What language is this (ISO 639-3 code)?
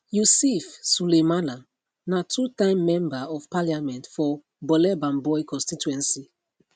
pcm